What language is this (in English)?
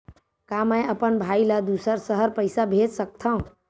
Chhattisgarhi